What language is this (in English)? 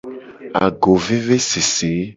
Gen